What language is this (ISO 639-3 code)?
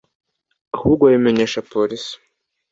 kin